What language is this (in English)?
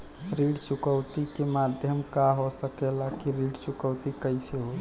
Bhojpuri